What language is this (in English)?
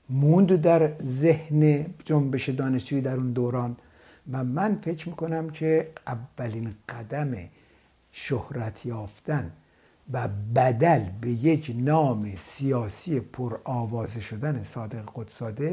Persian